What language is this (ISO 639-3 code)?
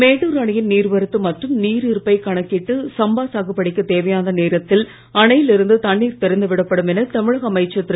tam